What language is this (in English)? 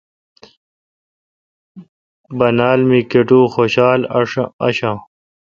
Kalkoti